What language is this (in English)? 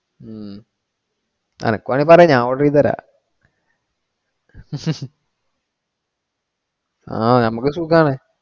Malayalam